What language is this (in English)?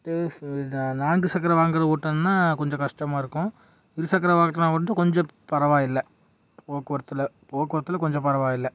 Tamil